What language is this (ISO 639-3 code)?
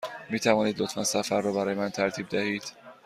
fas